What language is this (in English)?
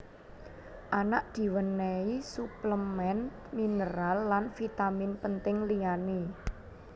Javanese